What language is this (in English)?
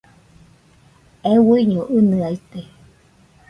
Nüpode Huitoto